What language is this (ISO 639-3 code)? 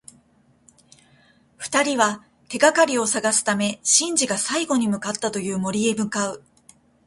jpn